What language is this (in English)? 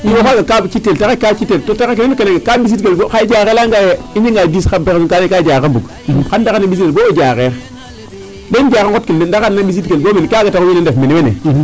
Serer